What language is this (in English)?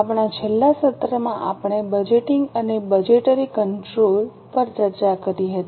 Gujarati